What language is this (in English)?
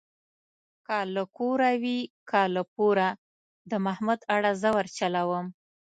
Pashto